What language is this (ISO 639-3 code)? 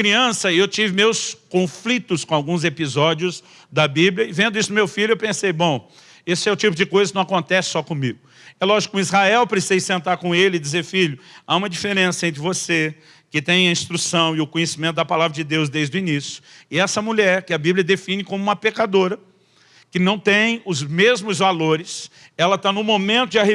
por